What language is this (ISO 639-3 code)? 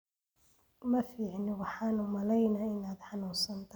som